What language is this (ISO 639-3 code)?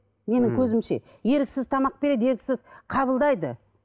kaz